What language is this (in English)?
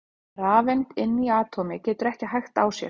Icelandic